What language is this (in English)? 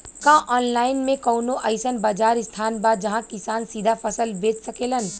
Bhojpuri